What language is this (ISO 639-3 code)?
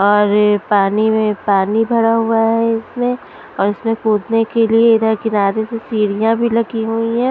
hin